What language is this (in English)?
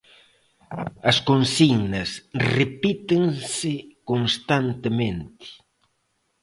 Galician